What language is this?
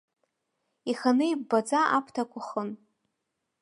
Abkhazian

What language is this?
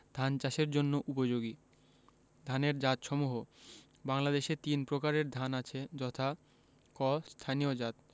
Bangla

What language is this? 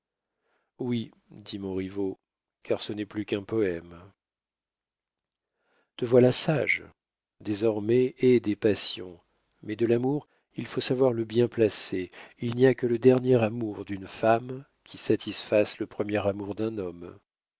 French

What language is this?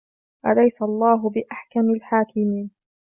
Arabic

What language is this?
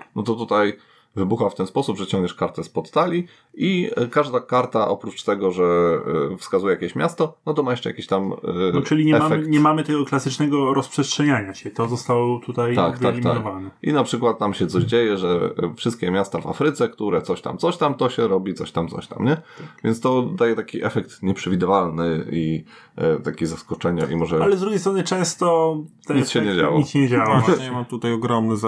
Polish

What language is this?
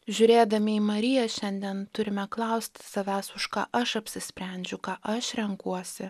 Lithuanian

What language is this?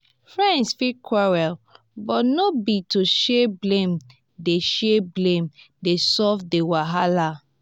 Nigerian Pidgin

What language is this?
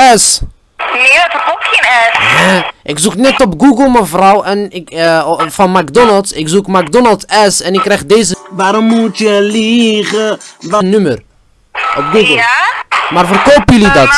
Dutch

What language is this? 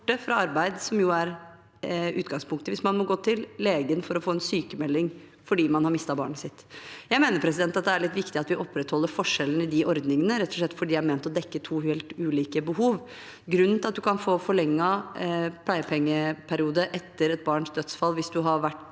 Norwegian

